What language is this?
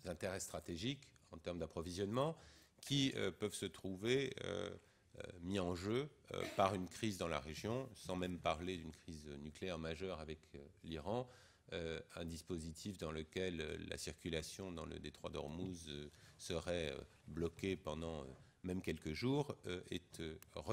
French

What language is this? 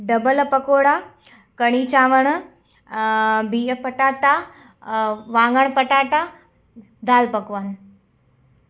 Sindhi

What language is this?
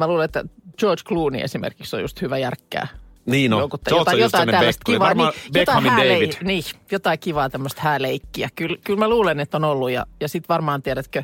Finnish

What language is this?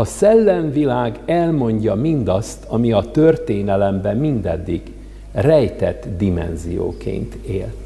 Hungarian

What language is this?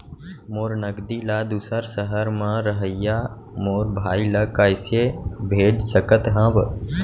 Chhattisgarhi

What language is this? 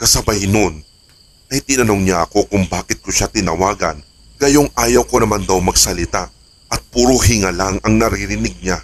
Filipino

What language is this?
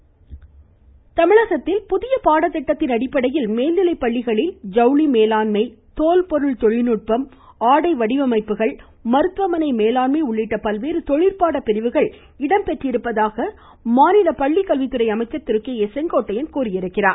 Tamil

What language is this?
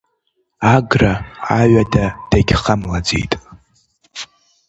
Abkhazian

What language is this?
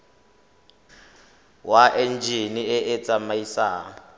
Tswana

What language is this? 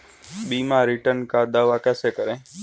Hindi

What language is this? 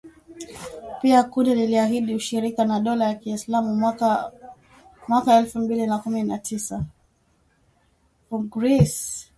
Swahili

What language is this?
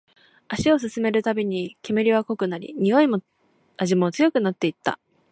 Japanese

